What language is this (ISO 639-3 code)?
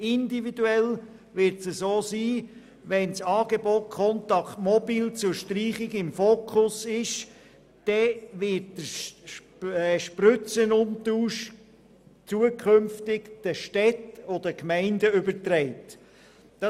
gsw